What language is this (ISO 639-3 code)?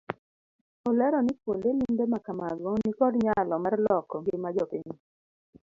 luo